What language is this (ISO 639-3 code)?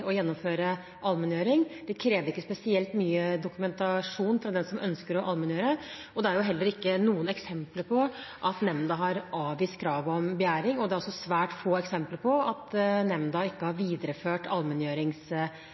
nob